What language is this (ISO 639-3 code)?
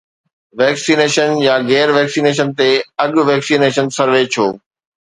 snd